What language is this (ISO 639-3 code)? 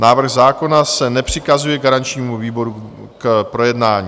ces